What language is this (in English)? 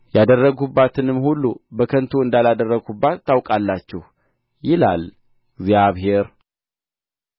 Amharic